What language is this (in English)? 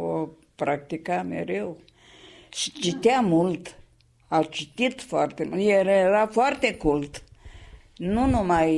Romanian